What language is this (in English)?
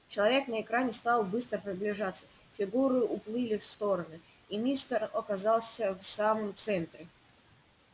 Russian